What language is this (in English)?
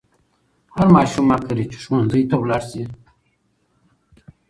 Pashto